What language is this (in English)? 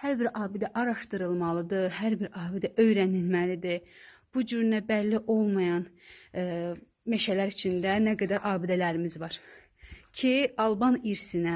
Turkish